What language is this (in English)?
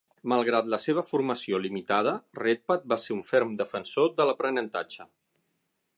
Catalan